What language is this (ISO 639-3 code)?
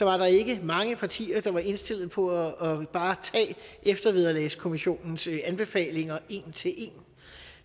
dan